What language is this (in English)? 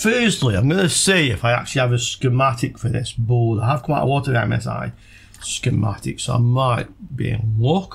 English